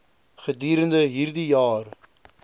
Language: Afrikaans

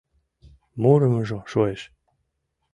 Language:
Mari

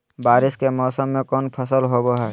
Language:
Magahi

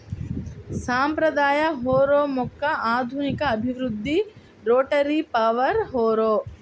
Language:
Telugu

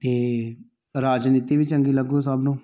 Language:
Punjabi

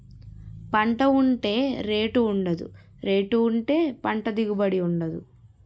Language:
Telugu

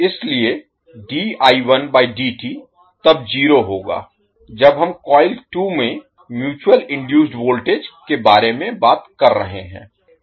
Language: Hindi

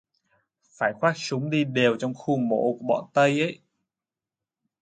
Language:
Vietnamese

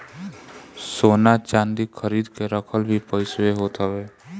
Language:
Bhojpuri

